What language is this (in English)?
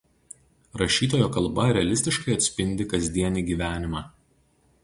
Lithuanian